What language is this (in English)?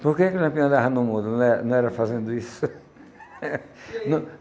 Portuguese